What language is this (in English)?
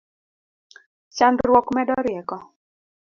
Luo (Kenya and Tanzania)